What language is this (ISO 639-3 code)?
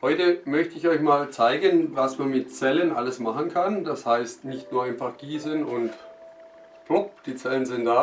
deu